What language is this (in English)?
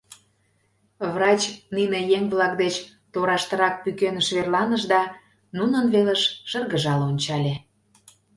Mari